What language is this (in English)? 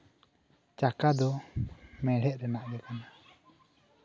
Santali